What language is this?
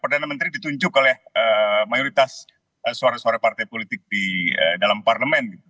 Indonesian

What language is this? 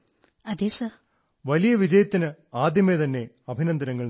Malayalam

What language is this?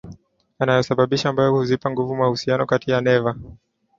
Swahili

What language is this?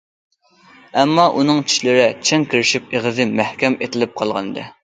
Uyghur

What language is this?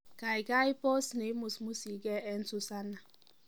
Kalenjin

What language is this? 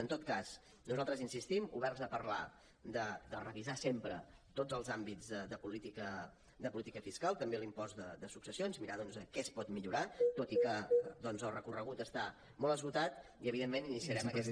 Catalan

